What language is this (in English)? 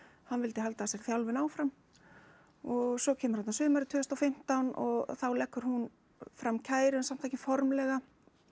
Icelandic